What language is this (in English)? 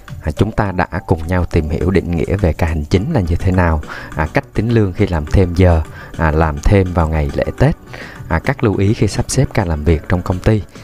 Vietnamese